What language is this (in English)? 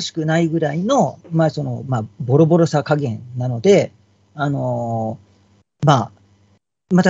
Japanese